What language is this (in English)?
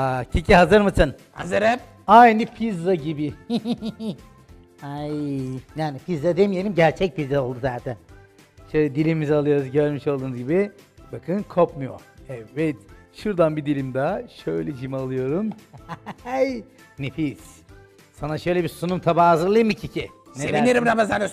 Turkish